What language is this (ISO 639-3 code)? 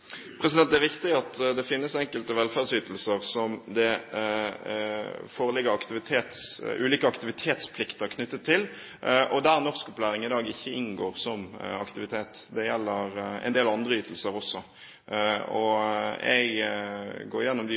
nob